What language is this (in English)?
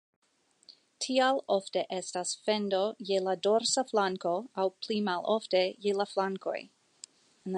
Esperanto